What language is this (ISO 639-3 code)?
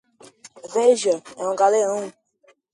por